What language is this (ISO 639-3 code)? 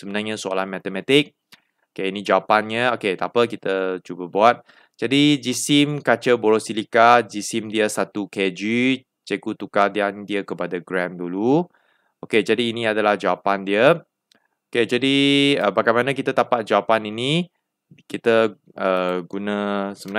msa